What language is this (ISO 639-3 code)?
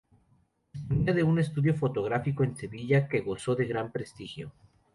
spa